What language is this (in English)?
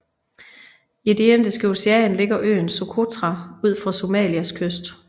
Danish